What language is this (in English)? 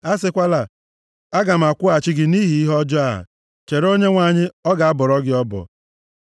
Igbo